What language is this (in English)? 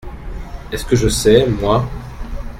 French